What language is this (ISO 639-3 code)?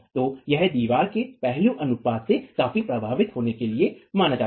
hin